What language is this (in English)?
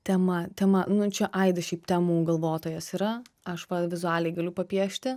Lithuanian